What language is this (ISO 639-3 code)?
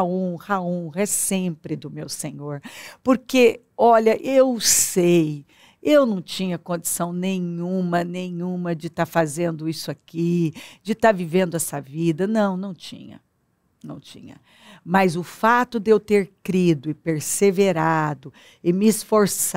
por